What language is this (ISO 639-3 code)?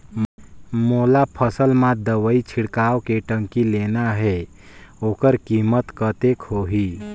hne